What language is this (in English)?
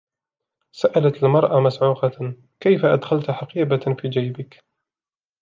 Arabic